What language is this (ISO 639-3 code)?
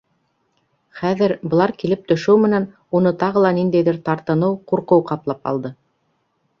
bak